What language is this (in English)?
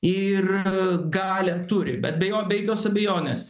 Lithuanian